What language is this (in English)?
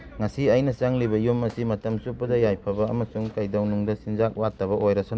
Manipuri